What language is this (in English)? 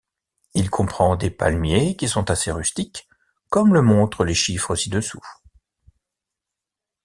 French